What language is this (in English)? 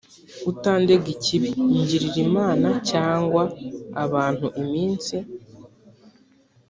Kinyarwanda